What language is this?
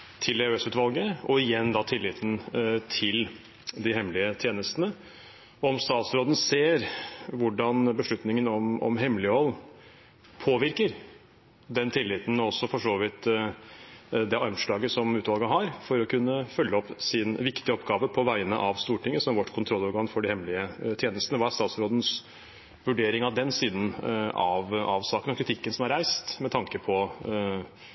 Norwegian Bokmål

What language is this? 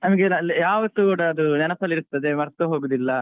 Kannada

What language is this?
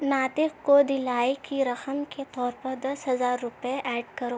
Urdu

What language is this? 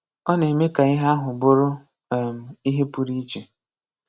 Igbo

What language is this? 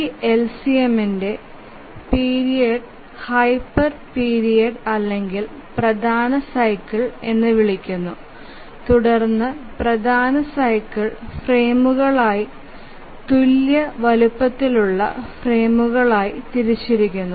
Malayalam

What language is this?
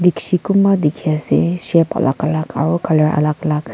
Naga Pidgin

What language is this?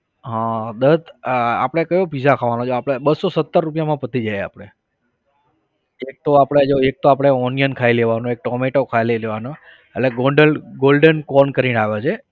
Gujarati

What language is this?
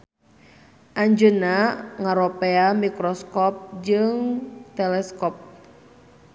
Sundanese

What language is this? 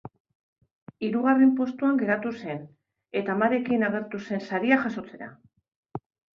Basque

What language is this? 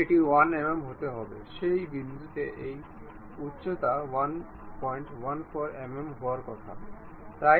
Bangla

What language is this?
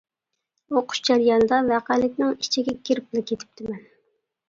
Uyghur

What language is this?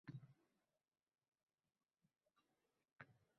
Uzbek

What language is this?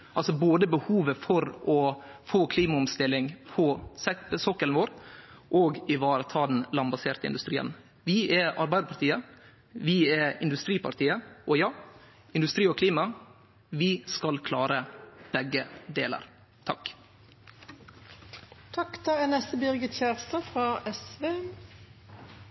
Norwegian Nynorsk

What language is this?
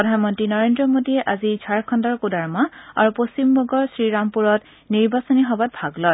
Assamese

